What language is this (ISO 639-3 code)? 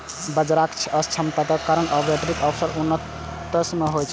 mai